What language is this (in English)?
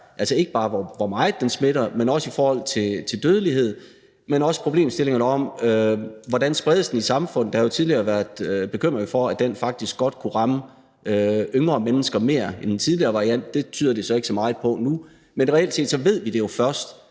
Danish